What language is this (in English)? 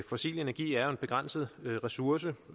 Danish